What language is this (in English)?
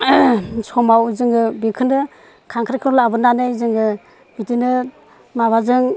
Bodo